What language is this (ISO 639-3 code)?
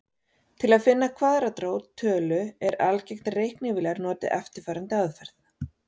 isl